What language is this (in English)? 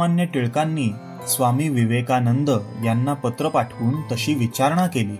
Marathi